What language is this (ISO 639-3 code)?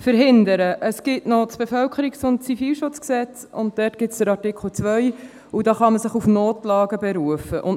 gsw